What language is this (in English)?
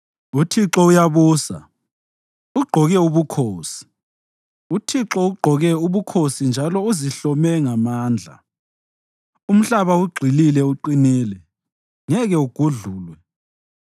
North Ndebele